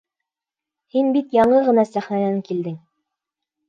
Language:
Bashkir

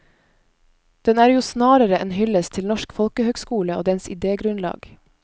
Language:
Norwegian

